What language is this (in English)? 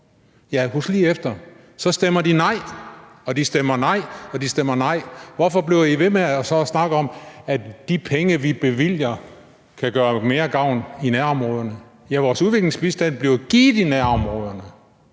Danish